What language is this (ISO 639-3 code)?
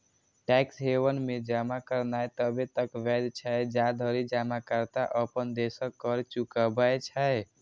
mai